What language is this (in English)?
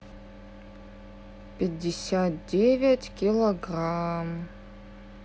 Russian